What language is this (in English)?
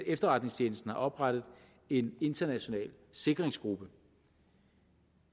Danish